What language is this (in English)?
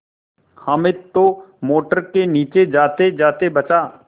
Hindi